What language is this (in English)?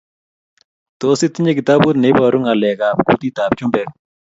Kalenjin